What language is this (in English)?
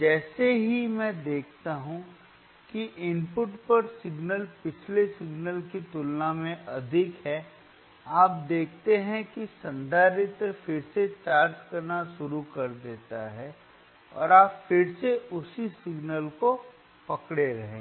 Hindi